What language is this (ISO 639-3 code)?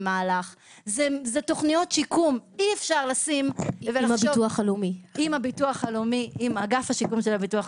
heb